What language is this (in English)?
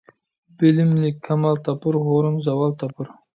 Uyghur